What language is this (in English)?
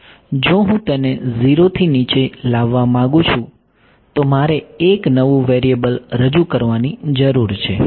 Gujarati